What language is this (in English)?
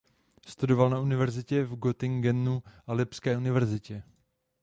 Czech